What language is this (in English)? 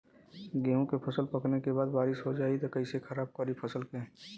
Bhojpuri